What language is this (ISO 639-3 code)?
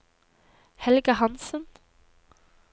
nor